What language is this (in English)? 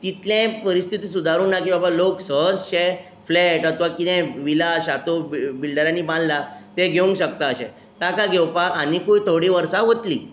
Konkani